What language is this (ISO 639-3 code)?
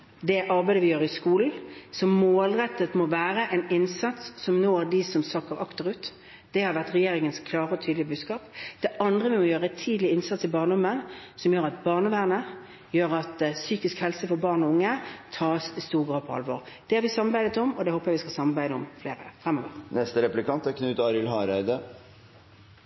nor